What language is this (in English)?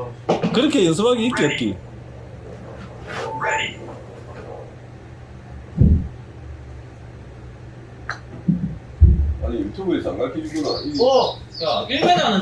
Korean